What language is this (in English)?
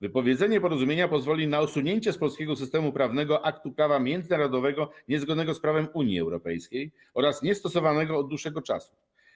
Polish